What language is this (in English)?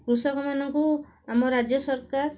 Odia